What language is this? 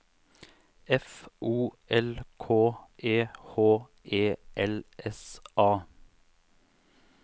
Norwegian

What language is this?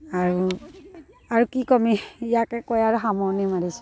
Assamese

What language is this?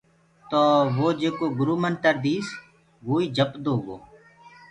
Gurgula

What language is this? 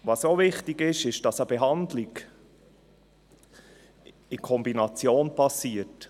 Swiss German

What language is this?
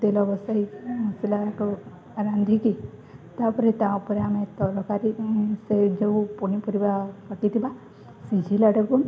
Odia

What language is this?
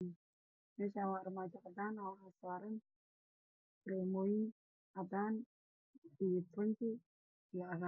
Somali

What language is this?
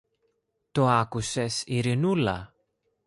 Greek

